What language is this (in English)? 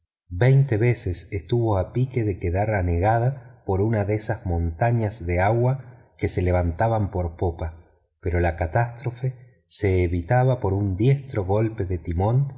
Spanish